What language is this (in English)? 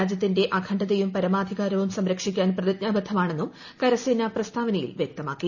Malayalam